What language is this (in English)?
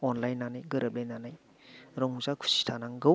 Bodo